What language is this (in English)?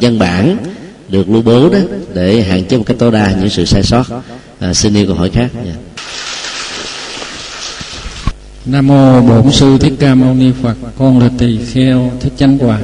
Vietnamese